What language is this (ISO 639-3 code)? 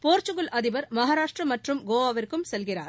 tam